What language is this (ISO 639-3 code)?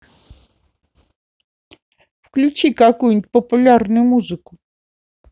rus